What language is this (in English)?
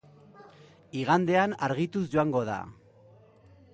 Basque